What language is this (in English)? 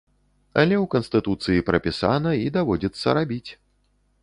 Belarusian